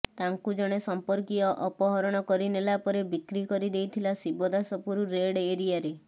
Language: Odia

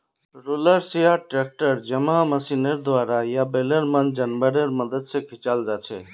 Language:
Magahi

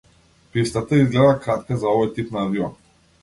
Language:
Macedonian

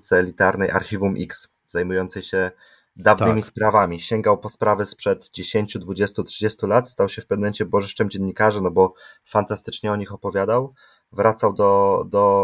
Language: Polish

